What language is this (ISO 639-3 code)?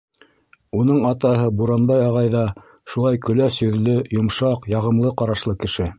bak